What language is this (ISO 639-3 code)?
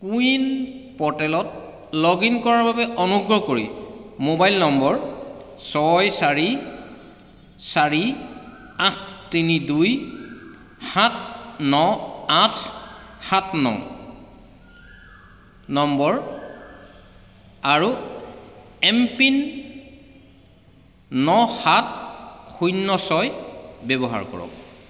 asm